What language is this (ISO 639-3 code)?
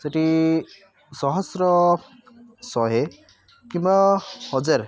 ori